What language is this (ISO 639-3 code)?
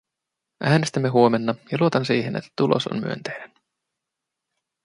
fin